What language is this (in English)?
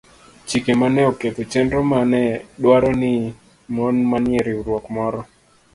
Luo (Kenya and Tanzania)